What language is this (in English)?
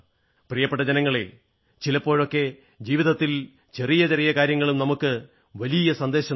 Malayalam